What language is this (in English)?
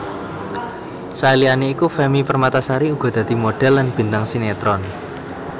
Javanese